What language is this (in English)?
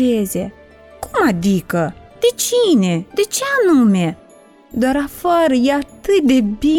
Romanian